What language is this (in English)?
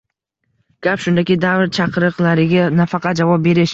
Uzbek